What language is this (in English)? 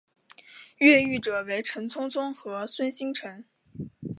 Chinese